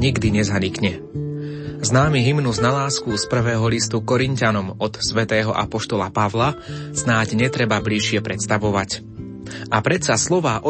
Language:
Slovak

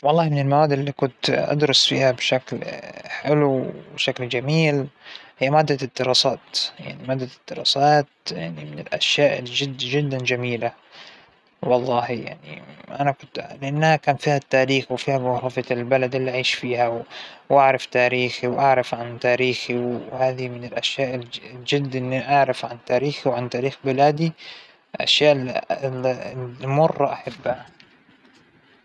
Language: Hijazi Arabic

